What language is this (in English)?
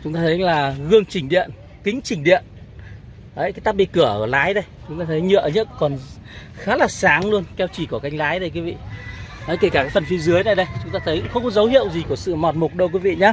Vietnamese